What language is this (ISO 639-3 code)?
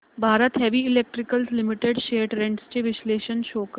mar